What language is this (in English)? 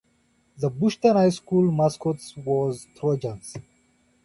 English